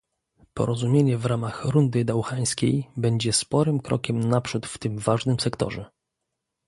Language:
Polish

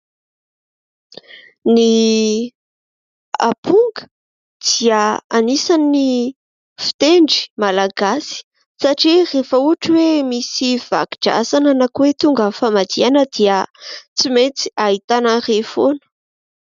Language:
Malagasy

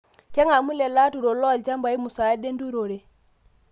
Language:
Masai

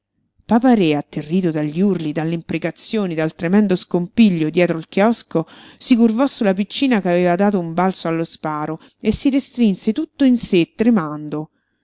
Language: Italian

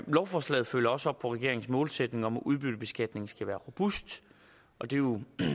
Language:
Danish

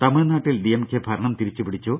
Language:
Malayalam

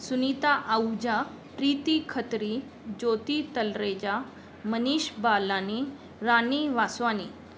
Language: Sindhi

